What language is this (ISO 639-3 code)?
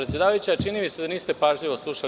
srp